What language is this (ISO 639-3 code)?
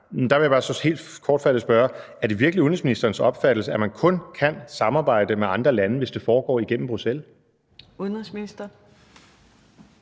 dan